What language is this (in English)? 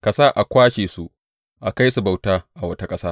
Hausa